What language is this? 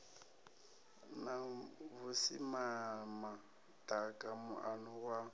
Venda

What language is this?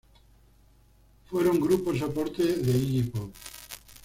Spanish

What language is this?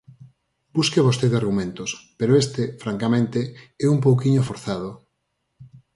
Galician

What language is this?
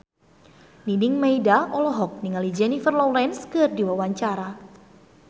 Sundanese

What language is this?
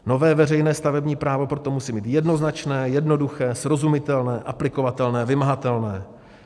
Czech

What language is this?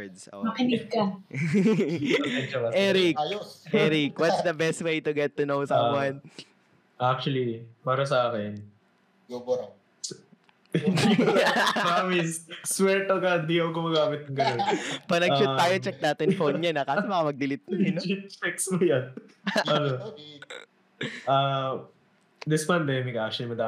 Filipino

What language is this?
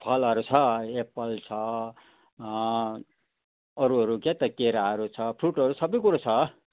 Nepali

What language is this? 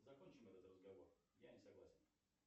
Russian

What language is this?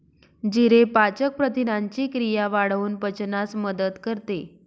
Marathi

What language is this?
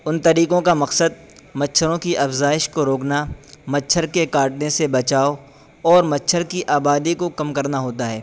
Urdu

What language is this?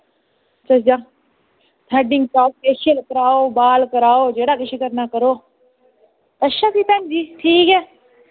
Dogri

